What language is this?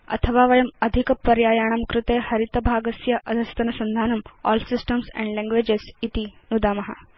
Sanskrit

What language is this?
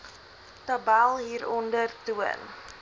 Afrikaans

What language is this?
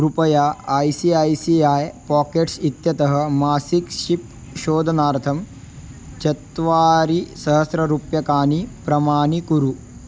Sanskrit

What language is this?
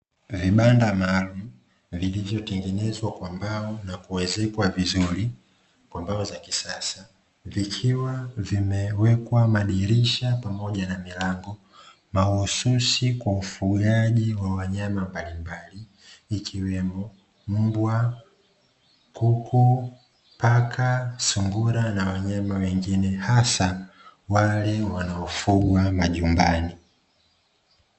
Swahili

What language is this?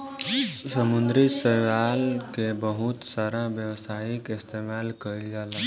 Bhojpuri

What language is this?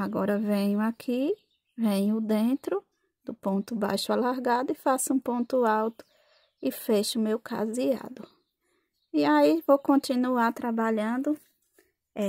Portuguese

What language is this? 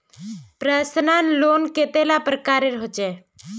Magahi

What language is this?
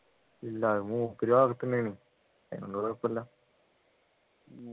Malayalam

